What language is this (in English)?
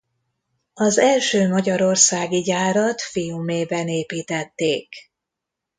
Hungarian